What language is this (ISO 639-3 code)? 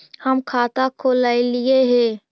mag